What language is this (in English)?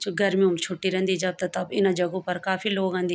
Garhwali